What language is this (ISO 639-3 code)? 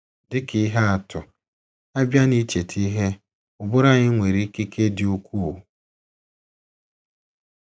ibo